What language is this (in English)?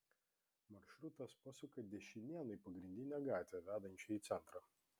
Lithuanian